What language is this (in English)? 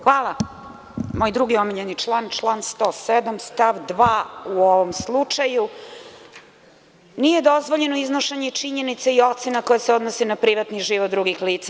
Serbian